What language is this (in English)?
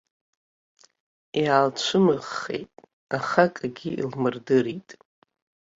Abkhazian